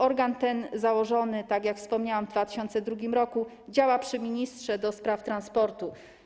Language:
Polish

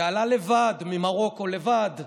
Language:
Hebrew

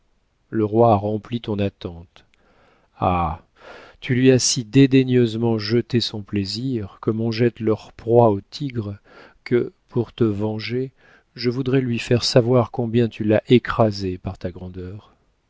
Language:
French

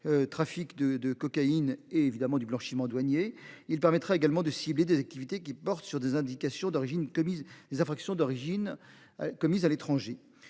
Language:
French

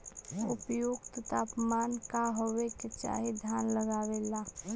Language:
Magahi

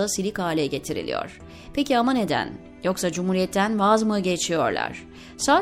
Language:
Turkish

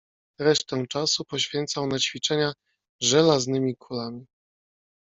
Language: Polish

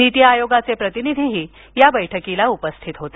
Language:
Marathi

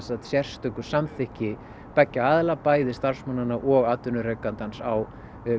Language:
Icelandic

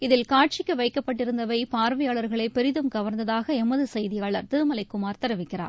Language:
Tamil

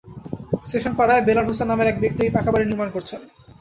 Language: Bangla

